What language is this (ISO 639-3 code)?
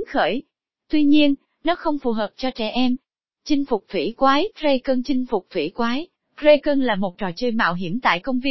vie